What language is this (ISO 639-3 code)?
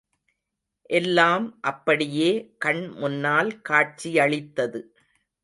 tam